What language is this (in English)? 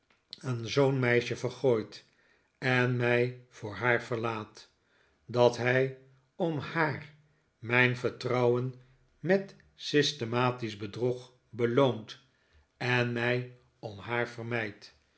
Dutch